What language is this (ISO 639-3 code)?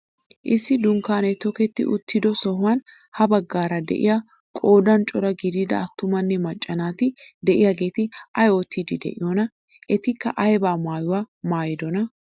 wal